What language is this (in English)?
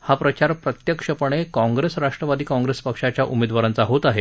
Marathi